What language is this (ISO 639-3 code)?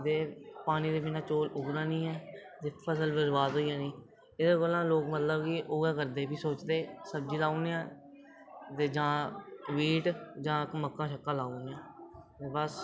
doi